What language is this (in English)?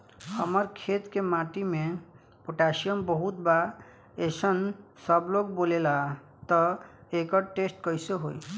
Bhojpuri